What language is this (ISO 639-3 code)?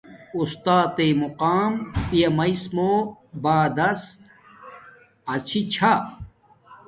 dmk